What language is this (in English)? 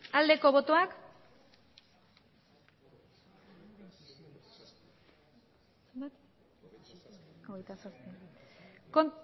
Basque